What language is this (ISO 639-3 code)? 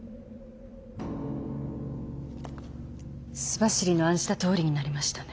jpn